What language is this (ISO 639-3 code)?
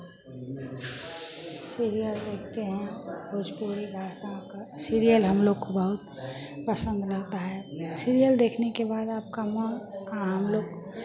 hin